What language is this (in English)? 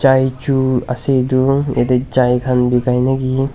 Naga Pidgin